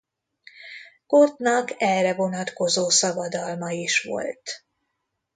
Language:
Hungarian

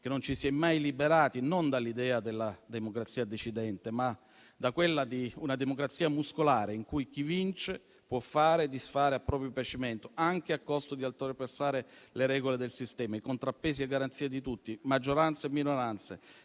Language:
Italian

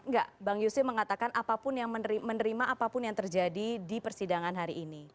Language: Indonesian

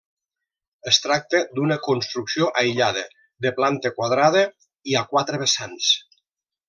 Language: Catalan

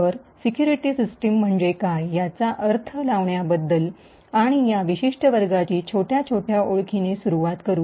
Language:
Marathi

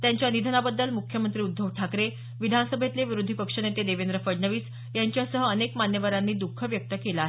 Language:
Marathi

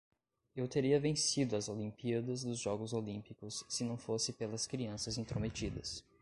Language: Portuguese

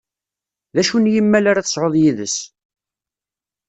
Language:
Kabyle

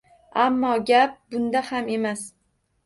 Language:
Uzbek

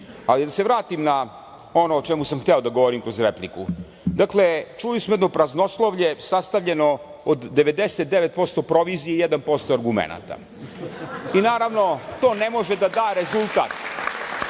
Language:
Serbian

